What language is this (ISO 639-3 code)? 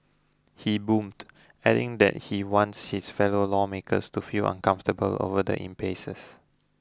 eng